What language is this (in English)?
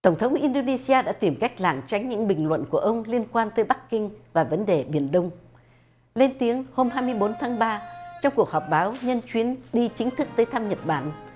Vietnamese